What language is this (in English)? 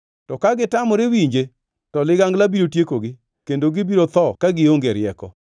Luo (Kenya and Tanzania)